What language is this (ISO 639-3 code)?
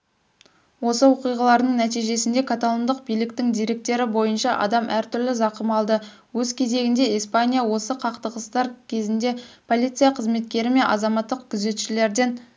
kaz